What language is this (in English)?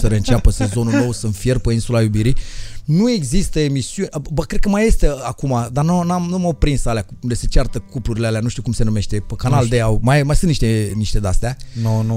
Romanian